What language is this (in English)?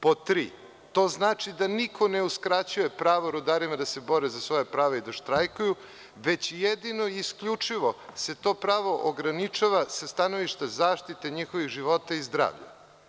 Serbian